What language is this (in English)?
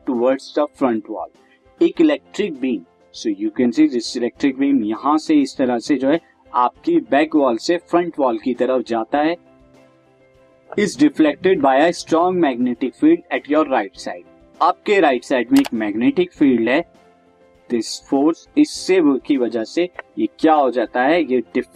Hindi